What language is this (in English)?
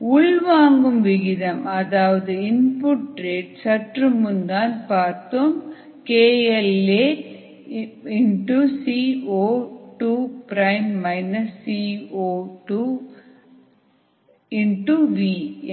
Tamil